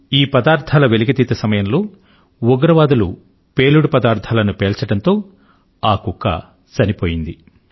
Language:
Telugu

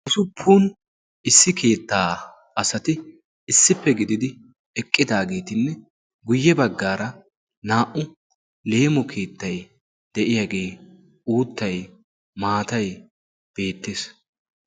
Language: Wolaytta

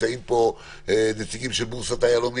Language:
Hebrew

